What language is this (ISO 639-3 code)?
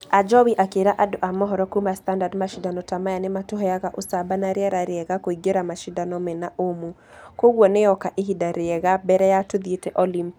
kik